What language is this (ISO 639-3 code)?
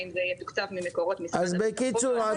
heb